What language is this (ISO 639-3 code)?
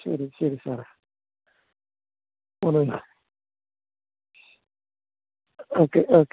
mal